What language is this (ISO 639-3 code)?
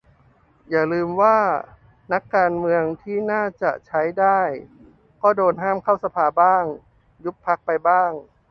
tha